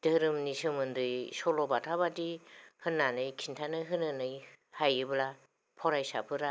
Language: Bodo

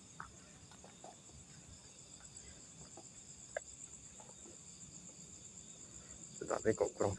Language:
Indonesian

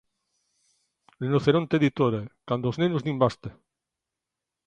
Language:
Galician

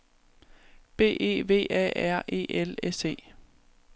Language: Danish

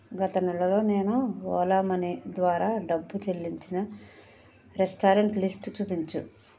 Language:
Telugu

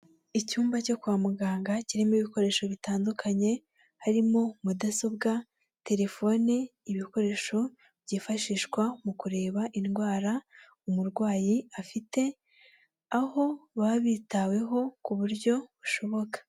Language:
Kinyarwanda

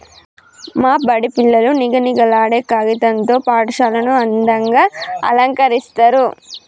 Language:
Telugu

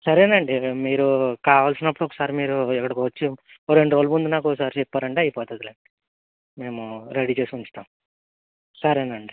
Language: Telugu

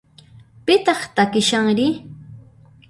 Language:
Puno Quechua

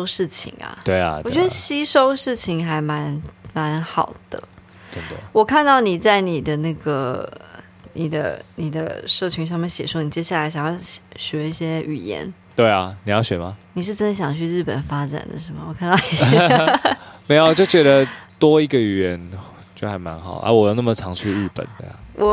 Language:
Chinese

